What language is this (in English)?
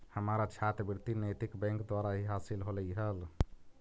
Magahi